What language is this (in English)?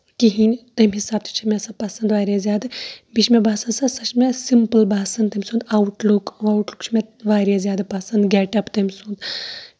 Kashmiri